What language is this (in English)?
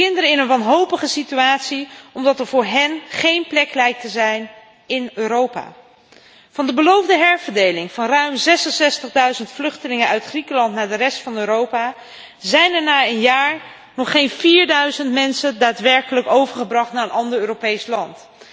Dutch